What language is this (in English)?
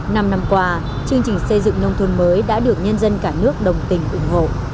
Vietnamese